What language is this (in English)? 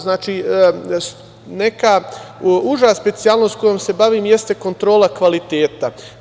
Serbian